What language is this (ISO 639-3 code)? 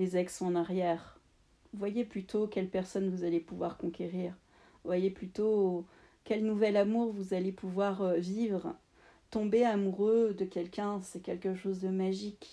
fra